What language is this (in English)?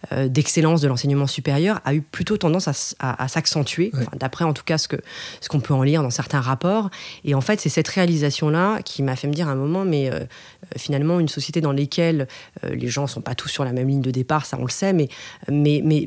French